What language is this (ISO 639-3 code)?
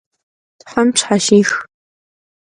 kbd